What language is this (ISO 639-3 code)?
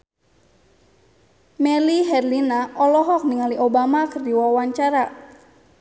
sun